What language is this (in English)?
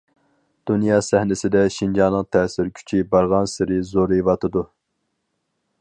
Uyghur